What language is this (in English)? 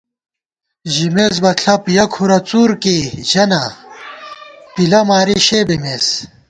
Gawar-Bati